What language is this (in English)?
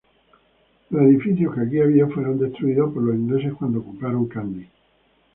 Spanish